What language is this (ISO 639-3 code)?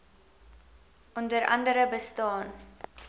afr